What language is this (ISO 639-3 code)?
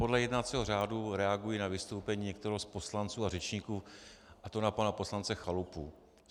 ces